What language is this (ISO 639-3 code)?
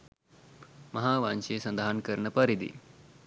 sin